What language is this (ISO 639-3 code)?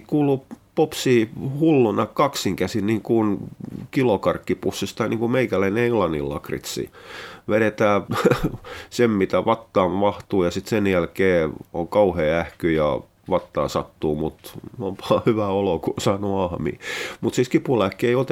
fin